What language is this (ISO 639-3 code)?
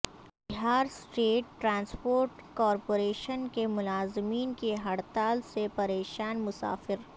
urd